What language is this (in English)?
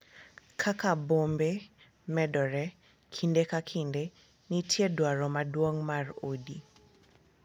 Luo (Kenya and Tanzania)